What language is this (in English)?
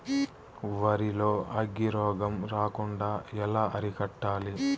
Telugu